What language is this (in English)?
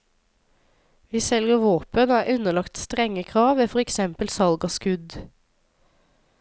Norwegian